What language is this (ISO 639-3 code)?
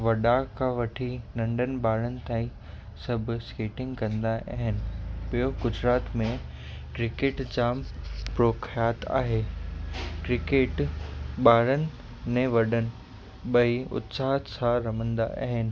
snd